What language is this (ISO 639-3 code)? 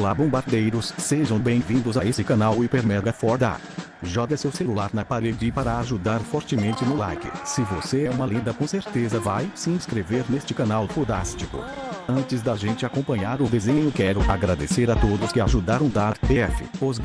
por